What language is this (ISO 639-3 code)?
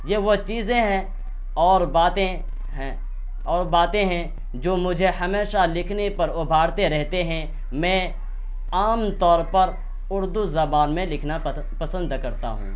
urd